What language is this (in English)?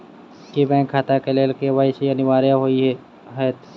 Maithili